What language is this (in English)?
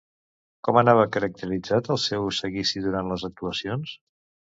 Catalan